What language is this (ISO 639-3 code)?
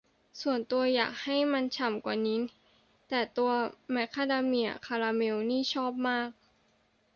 tha